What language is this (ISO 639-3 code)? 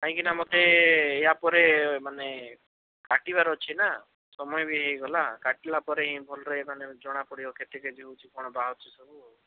ori